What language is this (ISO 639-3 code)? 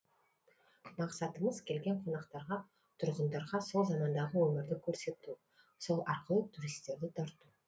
kaz